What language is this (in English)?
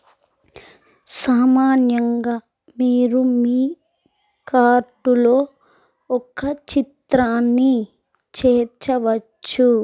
Telugu